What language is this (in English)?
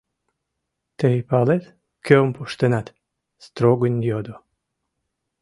Mari